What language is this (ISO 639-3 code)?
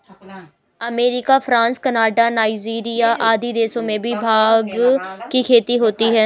hin